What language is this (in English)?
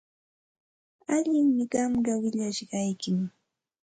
Santa Ana de Tusi Pasco Quechua